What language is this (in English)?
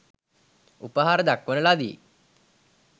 Sinhala